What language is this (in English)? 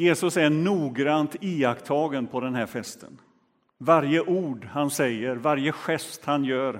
Swedish